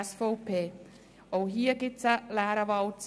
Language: Swiss German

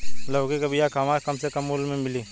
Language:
Bhojpuri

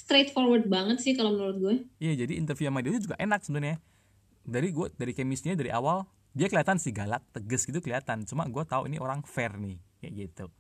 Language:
Indonesian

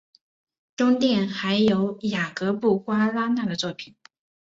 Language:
Chinese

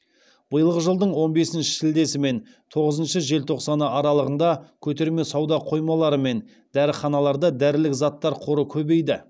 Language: Kazakh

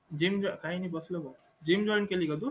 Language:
Marathi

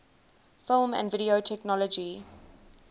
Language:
English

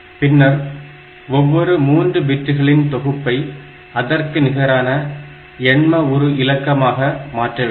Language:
Tamil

